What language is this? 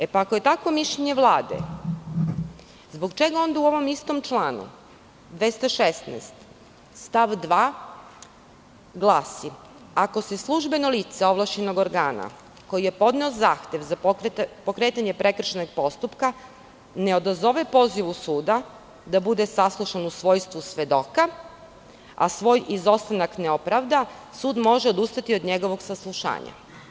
Serbian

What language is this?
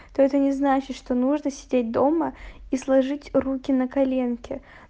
Russian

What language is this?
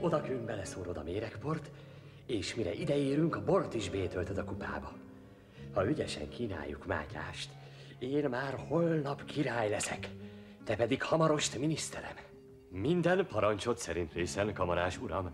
Hungarian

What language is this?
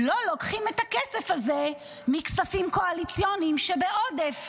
Hebrew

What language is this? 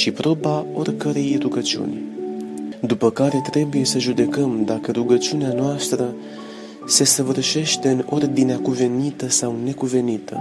Romanian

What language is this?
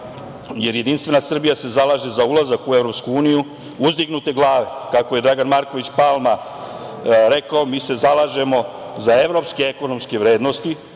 Serbian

